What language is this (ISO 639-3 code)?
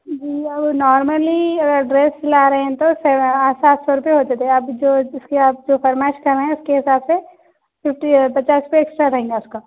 urd